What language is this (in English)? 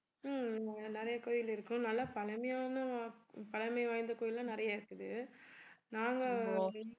Tamil